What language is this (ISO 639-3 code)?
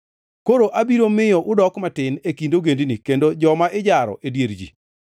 luo